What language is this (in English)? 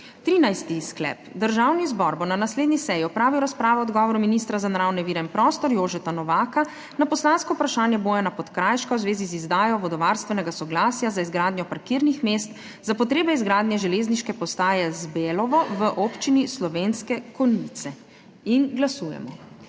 Slovenian